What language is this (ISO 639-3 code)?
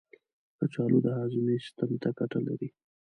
pus